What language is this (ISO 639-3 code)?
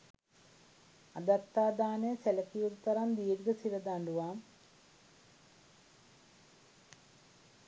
sin